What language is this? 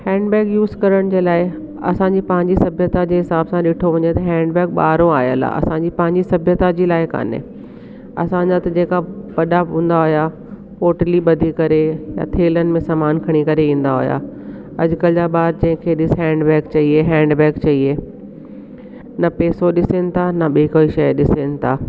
Sindhi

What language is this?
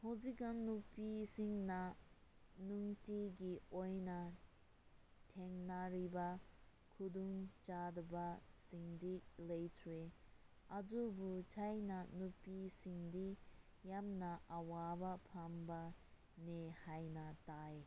Manipuri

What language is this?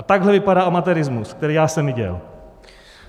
Czech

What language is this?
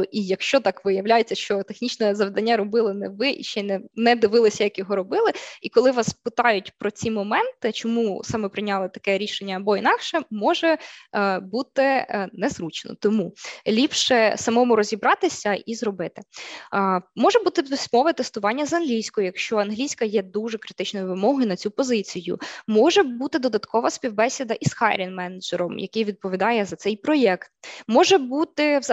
Ukrainian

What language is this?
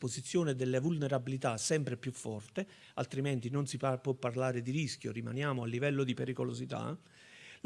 Italian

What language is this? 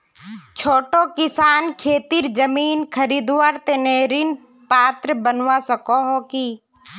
Magahi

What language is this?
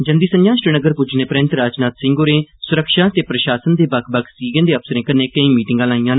Dogri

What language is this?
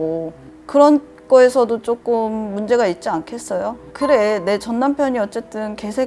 Korean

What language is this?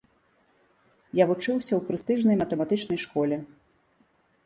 Belarusian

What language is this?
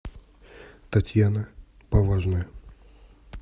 Russian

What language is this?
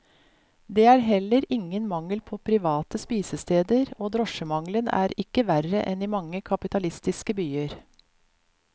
Norwegian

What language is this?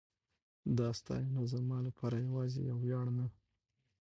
Pashto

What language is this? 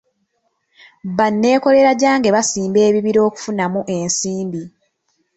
Ganda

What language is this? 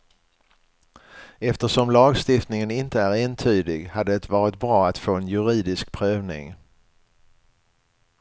Swedish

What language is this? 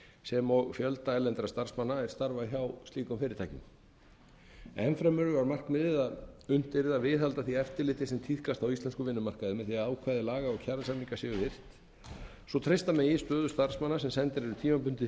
Icelandic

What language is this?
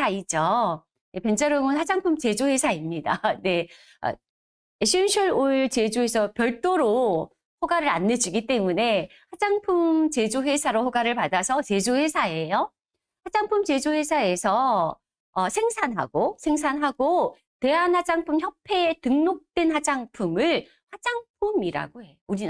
Korean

